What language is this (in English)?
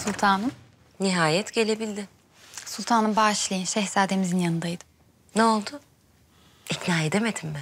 Turkish